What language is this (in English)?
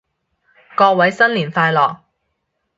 Cantonese